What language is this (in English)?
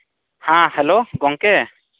Santali